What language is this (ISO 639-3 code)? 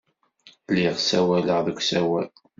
kab